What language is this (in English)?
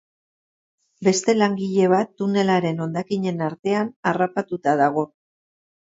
Basque